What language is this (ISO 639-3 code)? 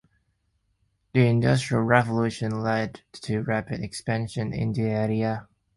eng